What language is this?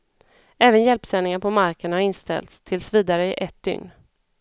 Swedish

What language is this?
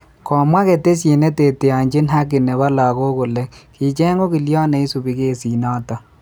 Kalenjin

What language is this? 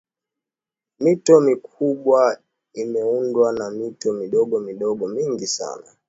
Swahili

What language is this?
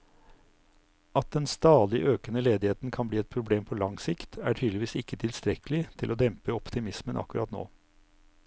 Norwegian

